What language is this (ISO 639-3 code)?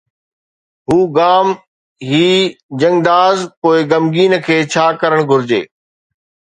snd